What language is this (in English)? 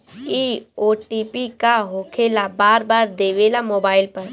Bhojpuri